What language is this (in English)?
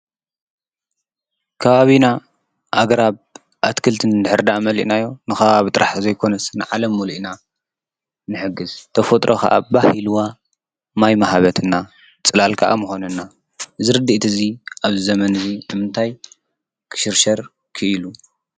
Tigrinya